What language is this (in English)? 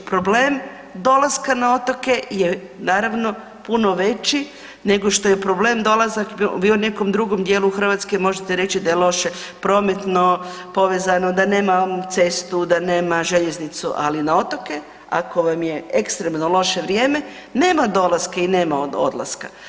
Croatian